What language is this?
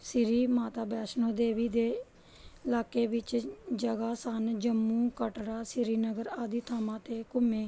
Punjabi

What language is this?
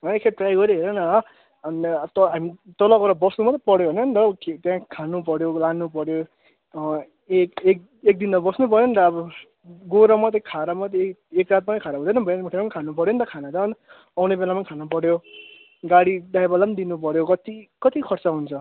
Nepali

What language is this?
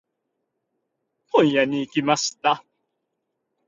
Japanese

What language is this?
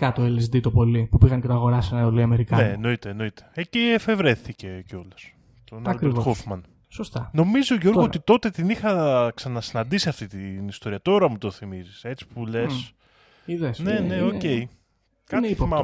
Greek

